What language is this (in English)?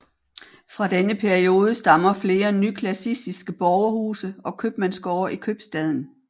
Danish